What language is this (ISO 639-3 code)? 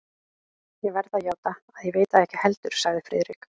isl